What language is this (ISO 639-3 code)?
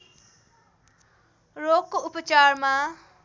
nep